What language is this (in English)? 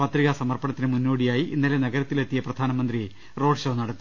Malayalam